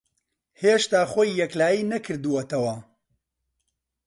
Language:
Central Kurdish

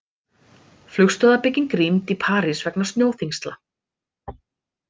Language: Icelandic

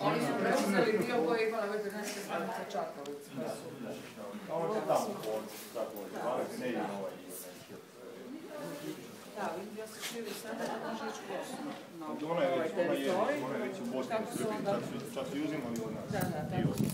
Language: Ukrainian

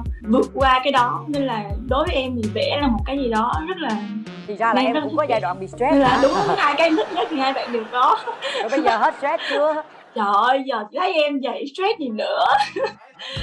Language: Vietnamese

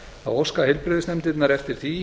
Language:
Icelandic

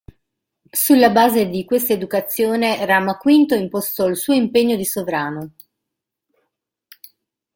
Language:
Italian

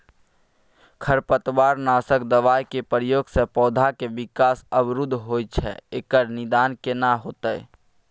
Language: Maithili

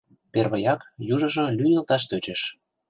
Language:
Mari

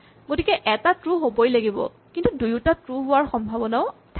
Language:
Assamese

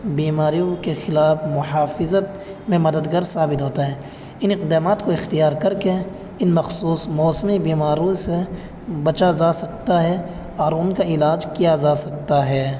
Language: Urdu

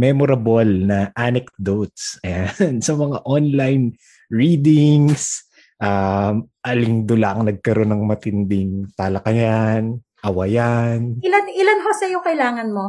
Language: Filipino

